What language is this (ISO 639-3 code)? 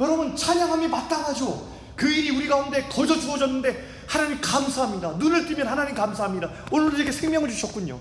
kor